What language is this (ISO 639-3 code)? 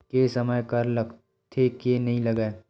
hne